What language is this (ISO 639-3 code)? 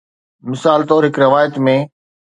snd